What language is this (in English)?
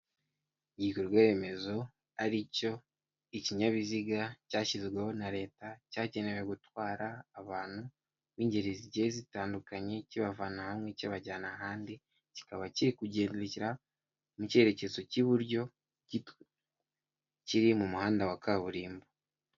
Kinyarwanda